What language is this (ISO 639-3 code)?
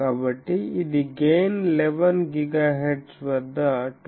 tel